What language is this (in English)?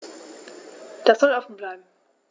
German